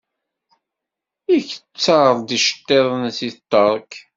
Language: Kabyle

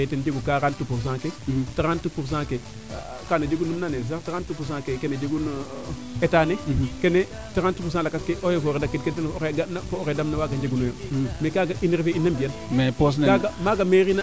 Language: Serer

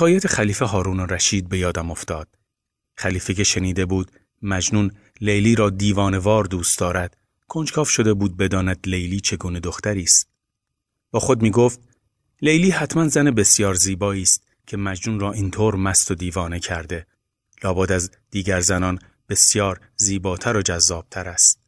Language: Persian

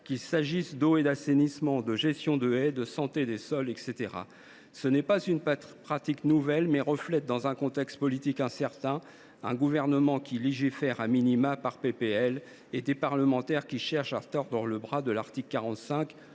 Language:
French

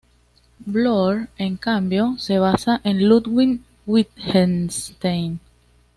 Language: Spanish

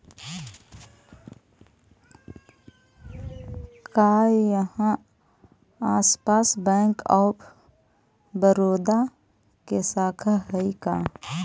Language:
Magahi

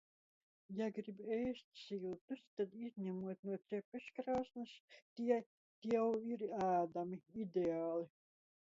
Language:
Latvian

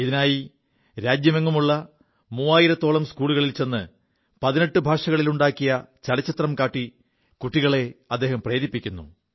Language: Malayalam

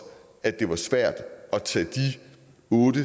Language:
Danish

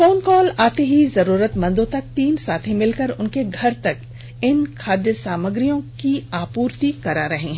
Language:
Hindi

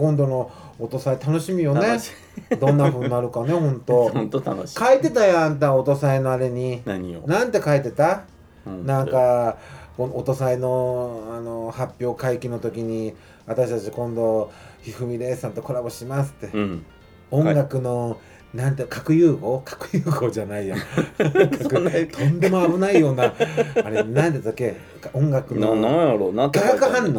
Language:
Japanese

